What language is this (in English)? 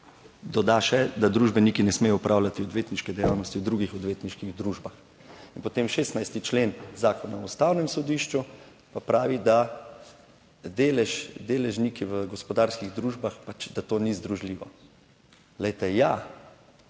Slovenian